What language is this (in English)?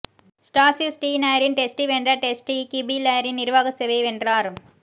Tamil